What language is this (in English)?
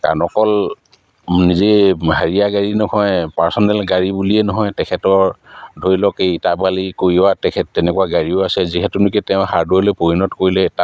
Assamese